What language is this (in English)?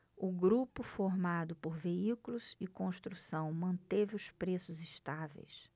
Portuguese